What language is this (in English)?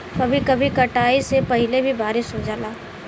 Bhojpuri